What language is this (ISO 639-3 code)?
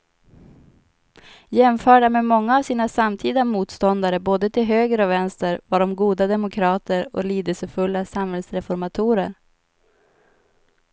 swe